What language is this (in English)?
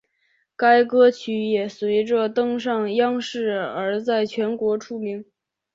Chinese